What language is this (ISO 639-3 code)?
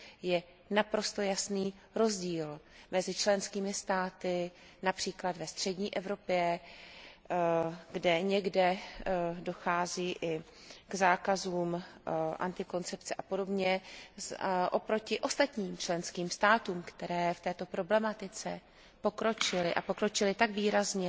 ces